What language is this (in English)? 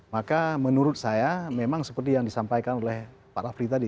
Indonesian